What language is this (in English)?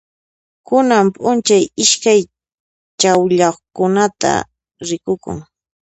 Puno Quechua